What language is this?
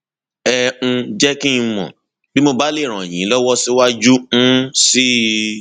Yoruba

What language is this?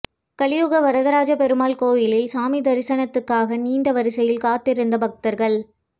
Tamil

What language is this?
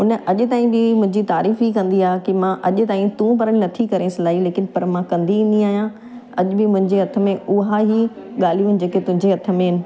Sindhi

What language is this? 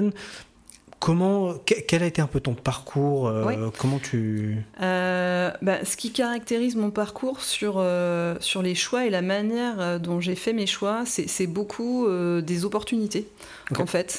French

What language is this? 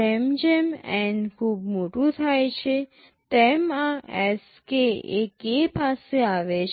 Gujarati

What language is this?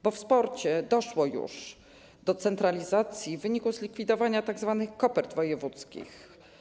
Polish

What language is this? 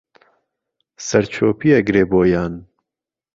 Central Kurdish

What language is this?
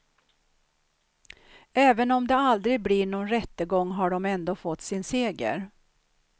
Swedish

